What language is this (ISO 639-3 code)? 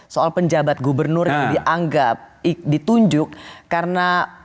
ind